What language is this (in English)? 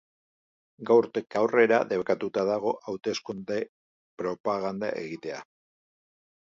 Basque